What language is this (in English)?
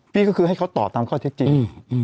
Thai